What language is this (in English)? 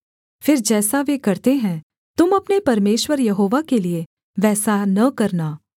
Hindi